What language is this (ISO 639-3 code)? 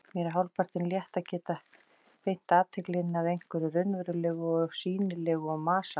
isl